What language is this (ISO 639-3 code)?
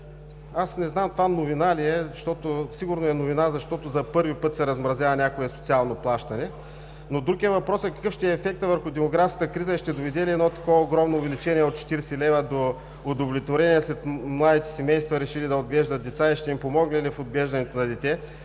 bul